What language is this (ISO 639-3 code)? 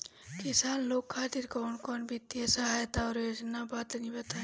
bho